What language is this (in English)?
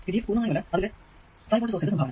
Malayalam